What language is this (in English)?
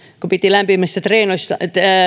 Finnish